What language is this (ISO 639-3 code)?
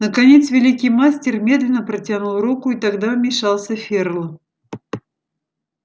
rus